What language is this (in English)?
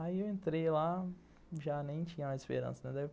Portuguese